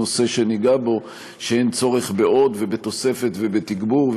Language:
Hebrew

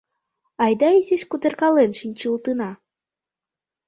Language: Mari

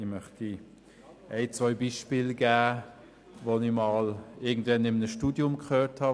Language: Swiss German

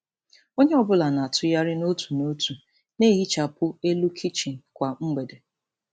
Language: Igbo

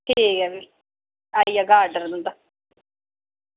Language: Dogri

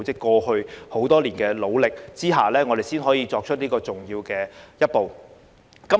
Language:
Cantonese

